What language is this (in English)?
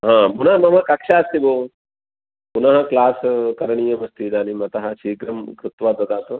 Sanskrit